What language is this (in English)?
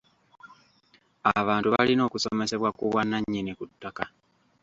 Ganda